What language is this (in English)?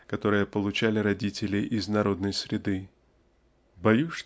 Russian